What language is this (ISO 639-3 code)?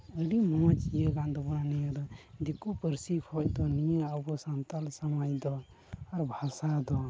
sat